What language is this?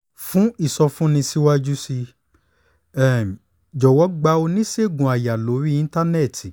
Yoruba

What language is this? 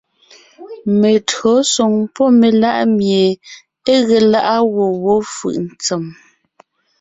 Ngiemboon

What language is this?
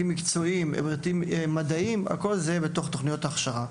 Hebrew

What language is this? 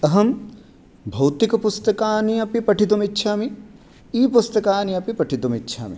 Sanskrit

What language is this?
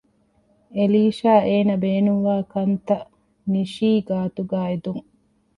Divehi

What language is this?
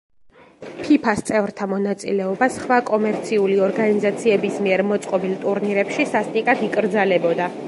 Georgian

